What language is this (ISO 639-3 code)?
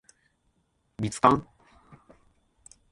jpn